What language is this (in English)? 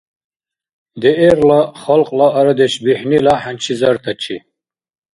Dargwa